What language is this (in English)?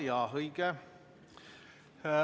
Estonian